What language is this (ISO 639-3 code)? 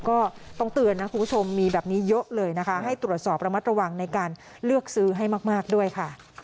tha